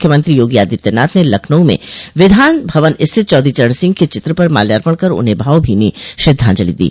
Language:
Hindi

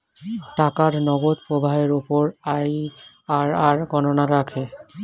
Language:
Bangla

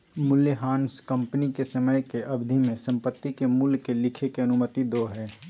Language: Magahi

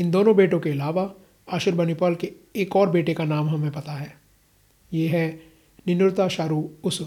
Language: Hindi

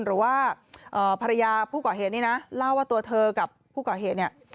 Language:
Thai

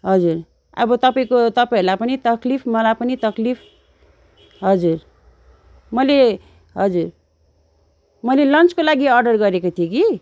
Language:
Nepali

